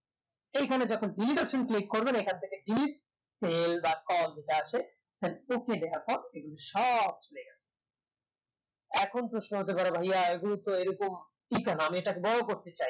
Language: Bangla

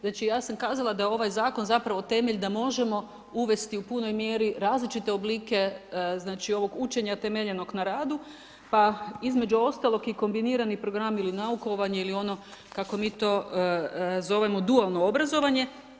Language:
Croatian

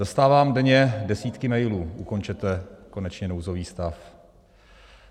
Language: Czech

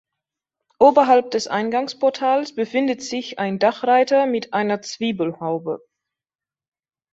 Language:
German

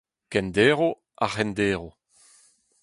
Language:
Breton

